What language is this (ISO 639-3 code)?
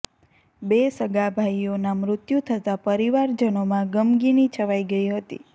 guj